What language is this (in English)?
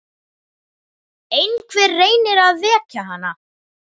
Icelandic